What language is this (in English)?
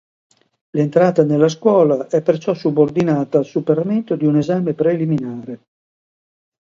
Italian